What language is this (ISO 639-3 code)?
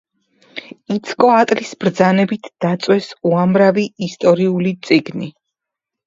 kat